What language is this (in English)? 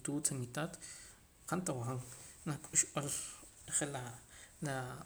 Poqomam